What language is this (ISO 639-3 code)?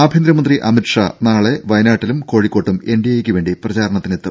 mal